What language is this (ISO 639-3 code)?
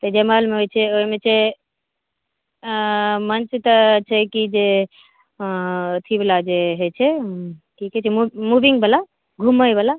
mai